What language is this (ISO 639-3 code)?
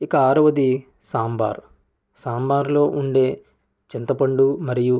tel